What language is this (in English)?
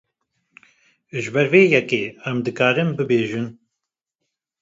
Kurdish